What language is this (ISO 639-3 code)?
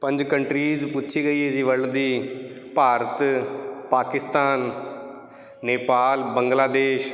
pan